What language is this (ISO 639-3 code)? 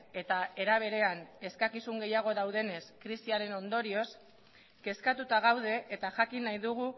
eus